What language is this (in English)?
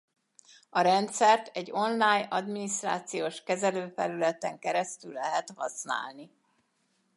Hungarian